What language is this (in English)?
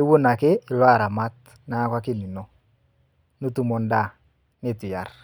Masai